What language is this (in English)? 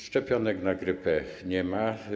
Polish